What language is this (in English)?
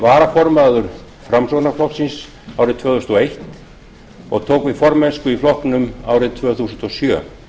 Icelandic